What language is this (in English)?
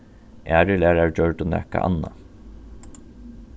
Faroese